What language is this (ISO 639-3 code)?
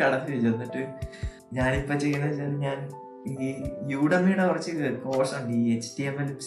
mal